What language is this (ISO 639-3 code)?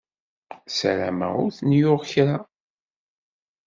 kab